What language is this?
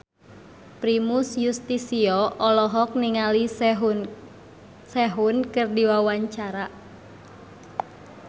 Sundanese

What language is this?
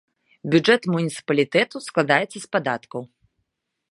Belarusian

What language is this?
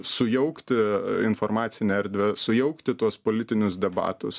Lithuanian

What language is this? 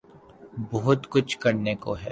Urdu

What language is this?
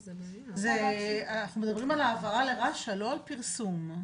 Hebrew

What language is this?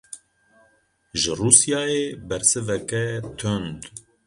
Kurdish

